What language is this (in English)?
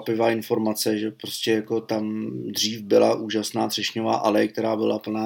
Czech